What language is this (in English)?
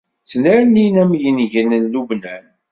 Kabyle